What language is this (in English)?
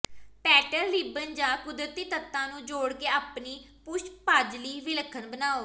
Punjabi